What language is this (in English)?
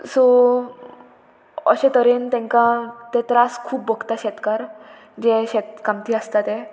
Konkani